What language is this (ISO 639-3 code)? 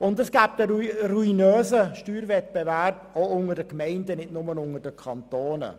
gsw